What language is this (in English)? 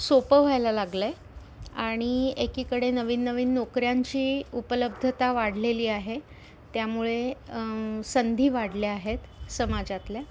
Marathi